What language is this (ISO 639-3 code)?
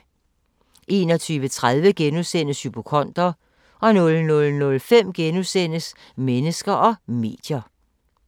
dan